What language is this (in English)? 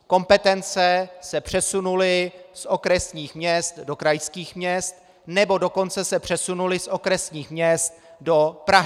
Czech